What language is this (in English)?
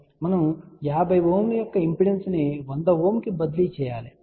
Telugu